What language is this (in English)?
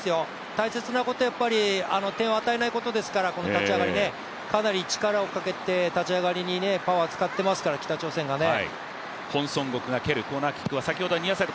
Japanese